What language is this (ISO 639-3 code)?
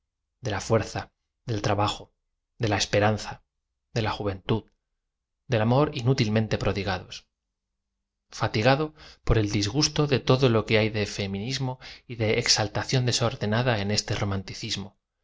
spa